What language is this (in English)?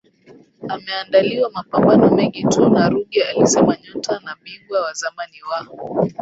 Swahili